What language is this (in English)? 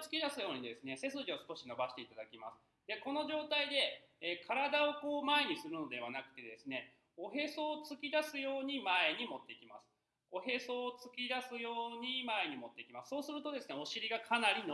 Japanese